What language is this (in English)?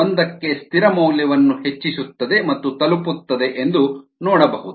Kannada